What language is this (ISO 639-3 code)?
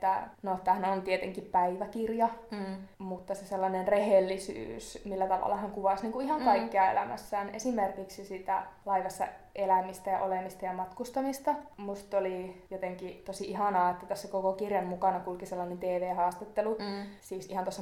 fin